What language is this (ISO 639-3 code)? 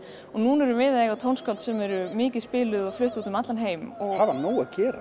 isl